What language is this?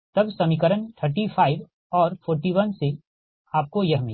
Hindi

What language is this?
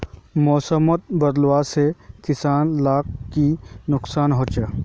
Magahi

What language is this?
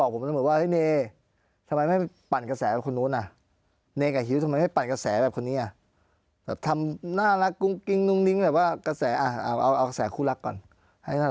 Thai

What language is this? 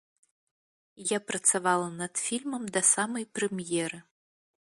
Belarusian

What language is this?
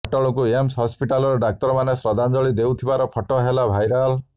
Odia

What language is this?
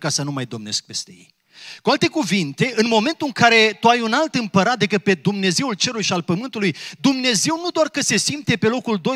Romanian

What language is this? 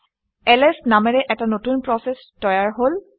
Assamese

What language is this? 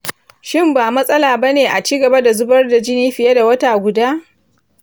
Hausa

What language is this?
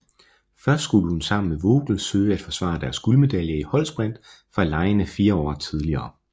Danish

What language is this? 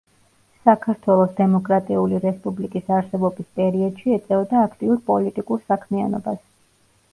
Georgian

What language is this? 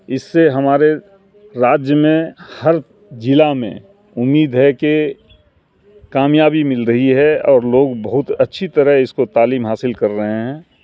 Urdu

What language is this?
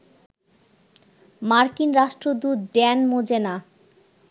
Bangla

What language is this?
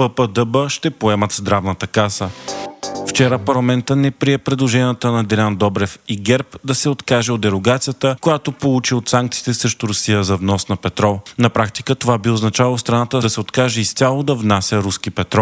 Bulgarian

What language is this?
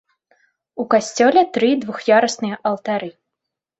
Belarusian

